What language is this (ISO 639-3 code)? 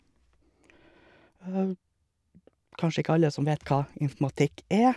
nor